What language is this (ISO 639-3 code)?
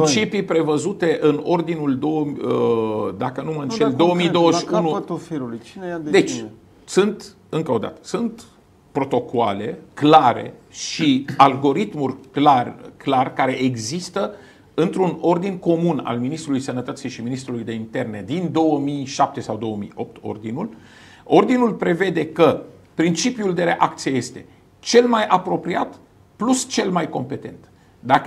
ron